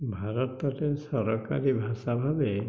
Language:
Odia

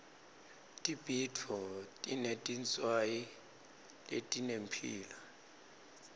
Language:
Swati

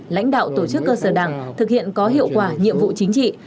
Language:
Vietnamese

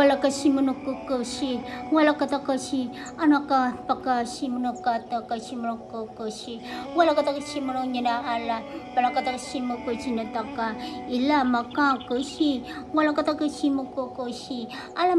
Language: Vietnamese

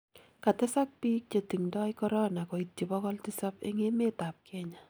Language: Kalenjin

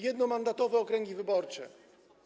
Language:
Polish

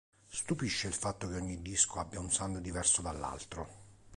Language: Italian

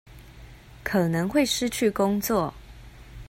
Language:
Chinese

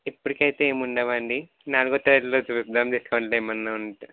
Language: Telugu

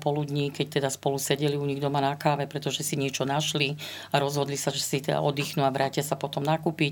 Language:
Slovak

